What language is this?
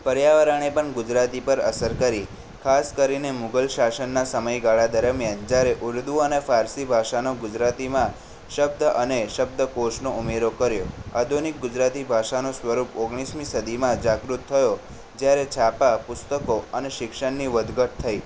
Gujarati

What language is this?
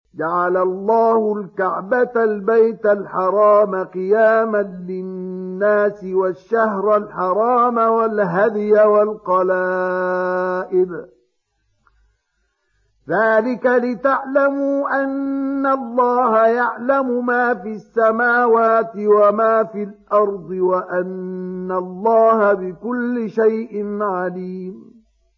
Arabic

